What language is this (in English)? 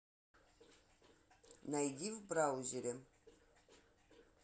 Russian